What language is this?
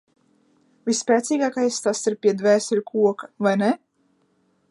Latvian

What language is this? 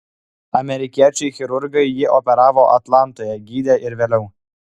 Lithuanian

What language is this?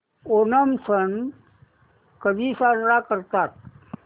Marathi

